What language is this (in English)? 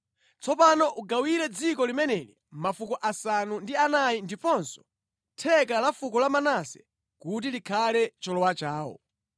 Nyanja